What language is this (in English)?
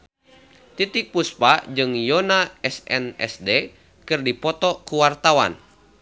Sundanese